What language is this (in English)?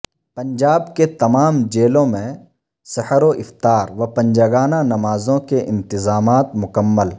Urdu